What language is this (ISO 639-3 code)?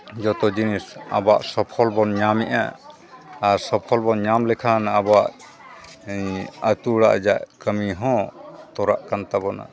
sat